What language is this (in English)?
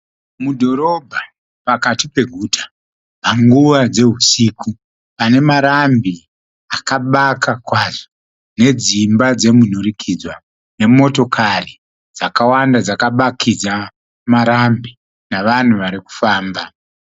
Shona